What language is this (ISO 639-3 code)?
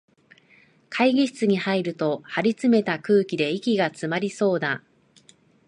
jpn